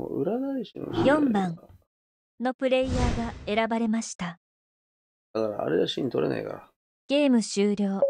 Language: Japanese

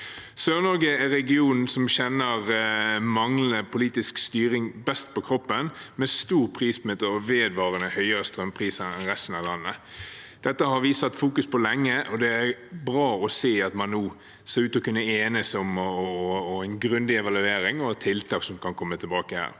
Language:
Norwegian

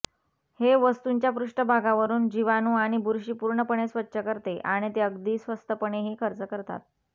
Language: Marathi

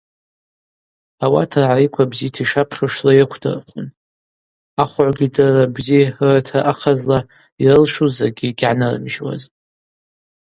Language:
Abaza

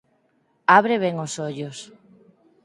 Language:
Galician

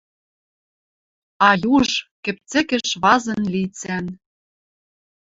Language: Western Mari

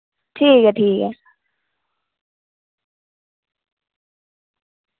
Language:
Dogri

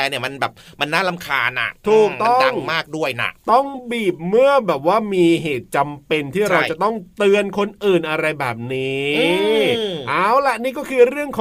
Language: Thai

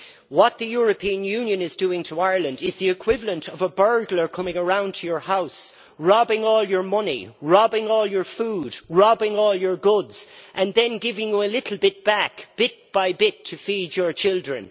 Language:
English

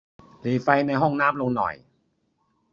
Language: Thai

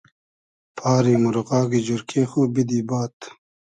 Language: Hazaragi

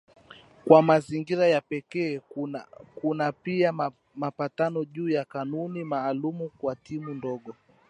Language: Swahili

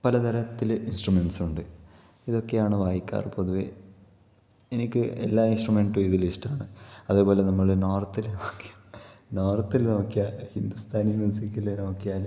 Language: Malayalam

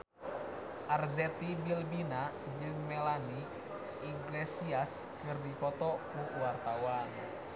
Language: Sundanese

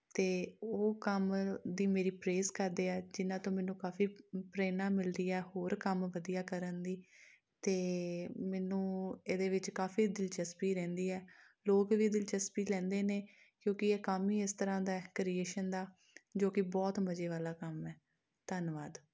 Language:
Punjabi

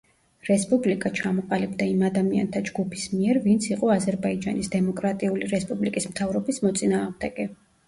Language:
Georgian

